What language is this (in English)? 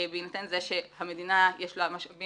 Hebrew